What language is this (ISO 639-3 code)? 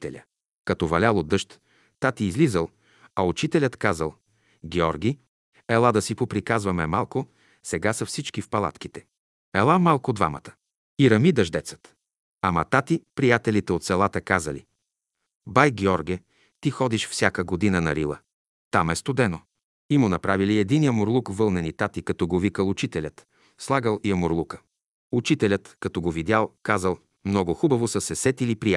bul